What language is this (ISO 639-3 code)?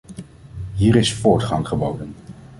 nld